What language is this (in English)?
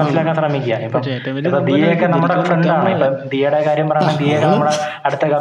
Malayalam